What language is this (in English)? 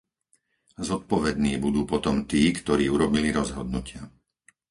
Slovak